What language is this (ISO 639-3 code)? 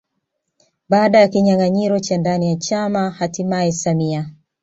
swa